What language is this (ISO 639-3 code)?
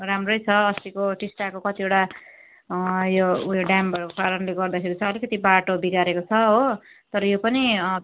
nep